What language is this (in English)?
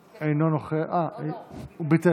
Hebrew